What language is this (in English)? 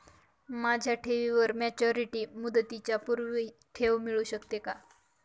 Marathi